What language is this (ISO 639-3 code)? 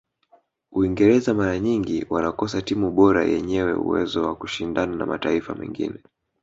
swa